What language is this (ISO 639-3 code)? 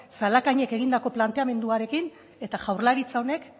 eus